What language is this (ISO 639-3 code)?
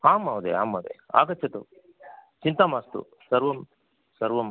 san